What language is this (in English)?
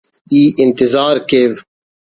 Brahui